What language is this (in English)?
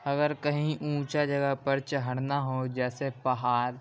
Urdu